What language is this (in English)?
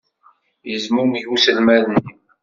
Kabyle